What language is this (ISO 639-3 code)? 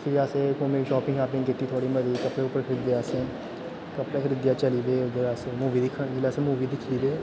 doi